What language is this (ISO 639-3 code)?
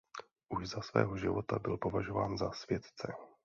ces